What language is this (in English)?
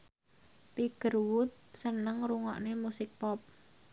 Javanese